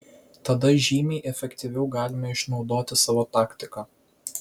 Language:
Lithuanian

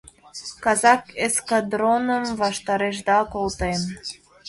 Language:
Mari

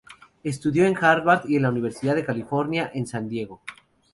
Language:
Spanish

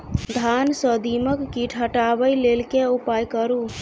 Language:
Maithili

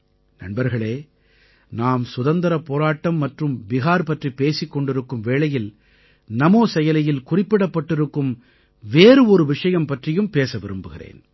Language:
Tamil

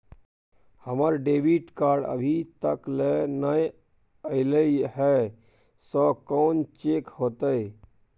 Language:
Maithili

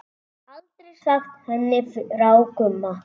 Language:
Icelandic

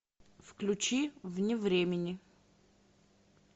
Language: Russian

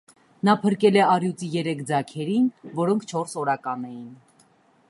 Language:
Armenian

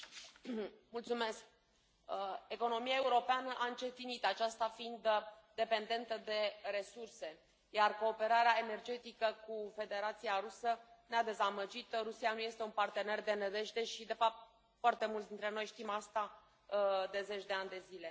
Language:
Romanian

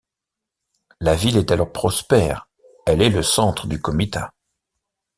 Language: French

